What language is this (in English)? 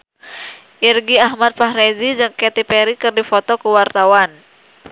Sundanese